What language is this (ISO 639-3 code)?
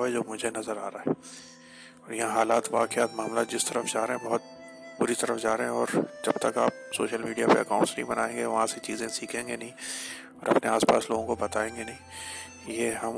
urd